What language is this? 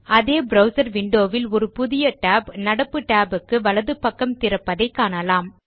Tamil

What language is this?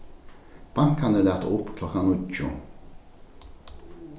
Faroese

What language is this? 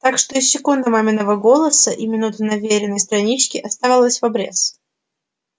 Russian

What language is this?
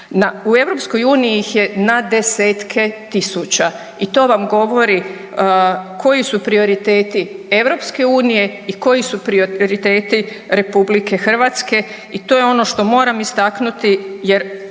Croatian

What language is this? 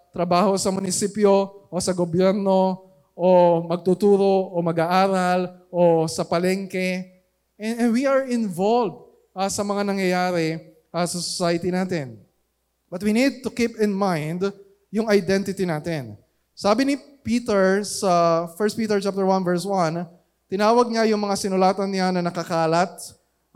Filipino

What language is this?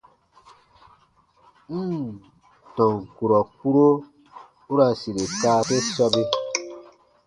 Baatonum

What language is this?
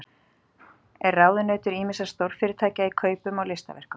Icelandic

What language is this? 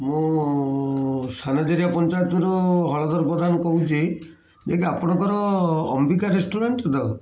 Odia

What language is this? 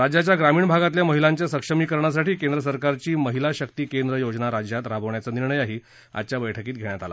Marathi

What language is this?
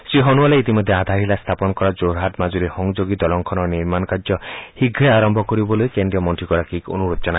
Assamese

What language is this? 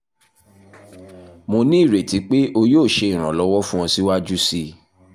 Yoruba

